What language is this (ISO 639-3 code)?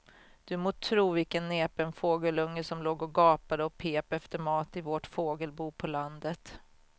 swe